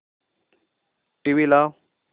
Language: Marathi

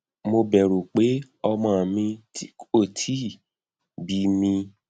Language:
Yoruba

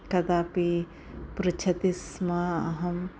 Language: Sanskrit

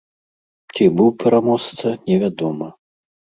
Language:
Belarusian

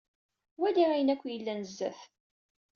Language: Kabyle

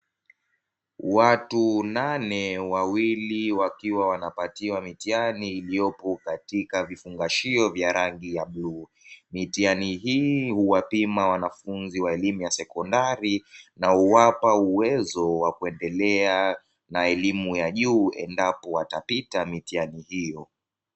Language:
Swahili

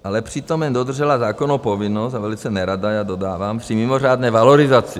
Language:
Czech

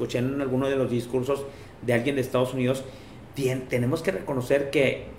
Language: Spanish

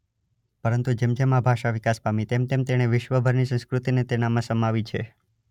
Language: Gujarati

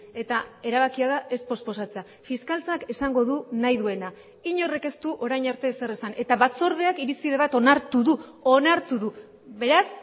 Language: Basque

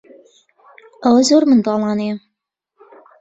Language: Central Kurdish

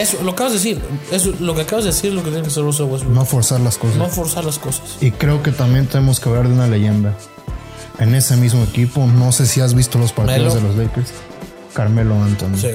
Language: Spanish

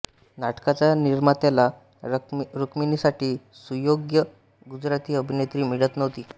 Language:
Marathi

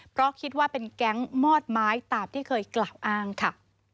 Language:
Thai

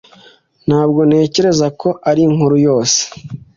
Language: Kinyarwanda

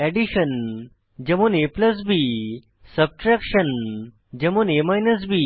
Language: Bangla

